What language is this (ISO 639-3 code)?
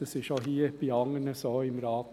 gsw